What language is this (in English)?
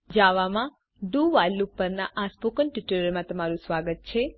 Gujarati